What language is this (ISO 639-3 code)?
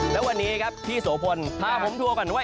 tha